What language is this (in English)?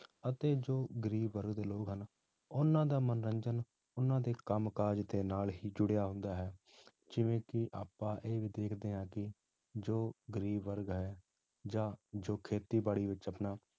Punjabi